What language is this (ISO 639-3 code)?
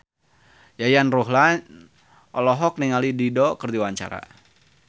sun